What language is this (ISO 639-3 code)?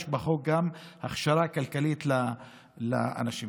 heb